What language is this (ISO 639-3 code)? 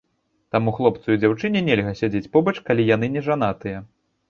bel